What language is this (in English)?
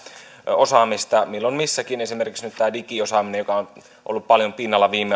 Finnish